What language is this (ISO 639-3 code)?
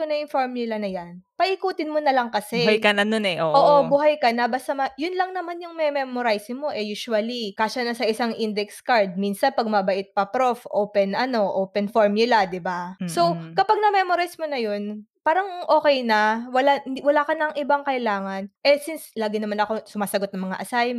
fil